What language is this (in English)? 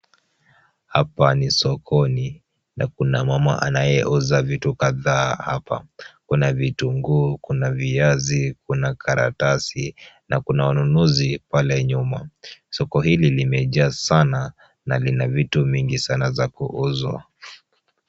Swahili